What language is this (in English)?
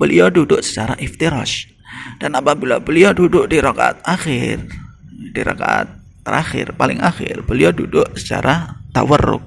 Indonesian